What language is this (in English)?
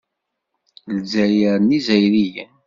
Kabyle